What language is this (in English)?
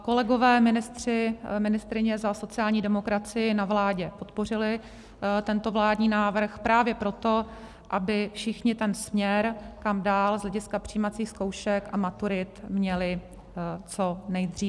Czech